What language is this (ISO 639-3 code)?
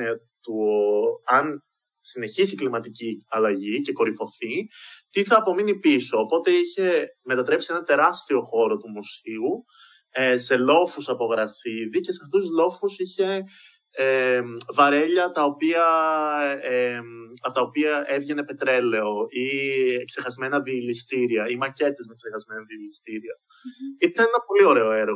ell